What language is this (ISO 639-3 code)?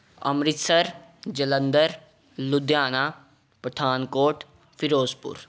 pan